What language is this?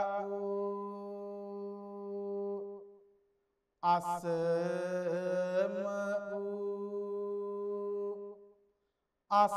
Romanian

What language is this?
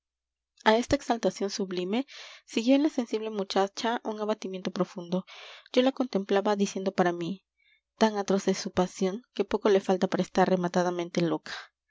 Spanish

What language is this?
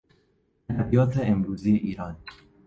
Persian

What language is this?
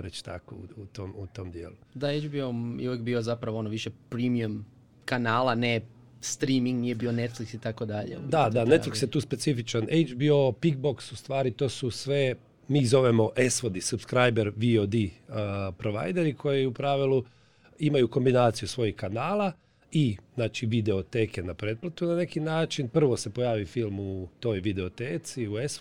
Croatian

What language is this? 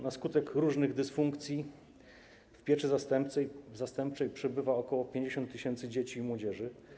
Polish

